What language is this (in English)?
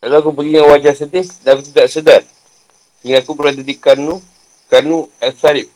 Malay